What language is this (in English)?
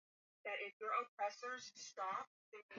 Swahili